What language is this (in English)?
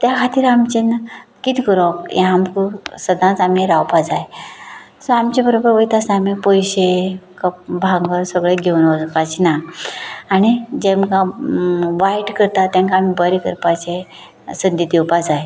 Konkani